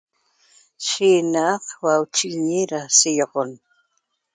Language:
Toba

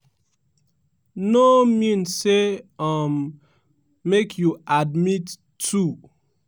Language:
Nigerian Pidgin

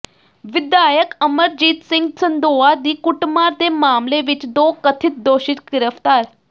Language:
Punjabi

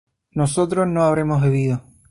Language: Spanish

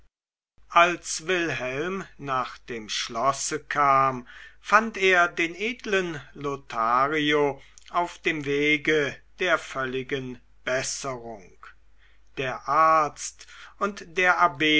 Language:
German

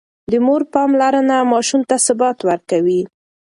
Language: Pashto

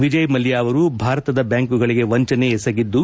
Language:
Kannada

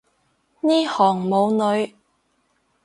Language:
Cantonese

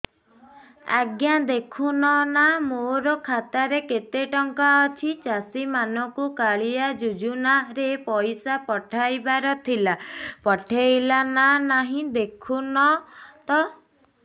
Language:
Odia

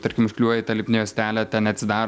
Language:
Lithuanian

